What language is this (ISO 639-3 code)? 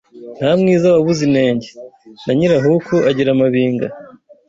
kin